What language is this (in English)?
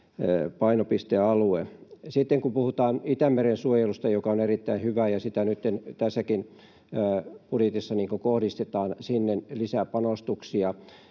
Finnish